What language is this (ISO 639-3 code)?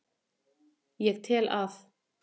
isl